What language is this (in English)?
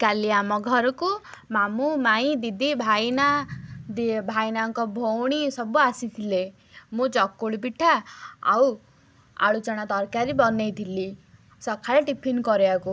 Odia